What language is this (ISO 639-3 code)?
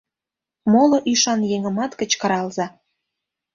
chm